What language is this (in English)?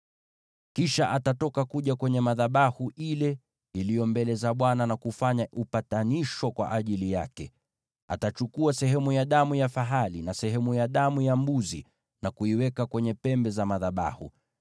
Swahili